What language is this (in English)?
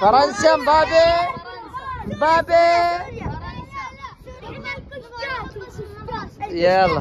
Arabic